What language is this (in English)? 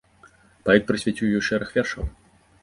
Belarusian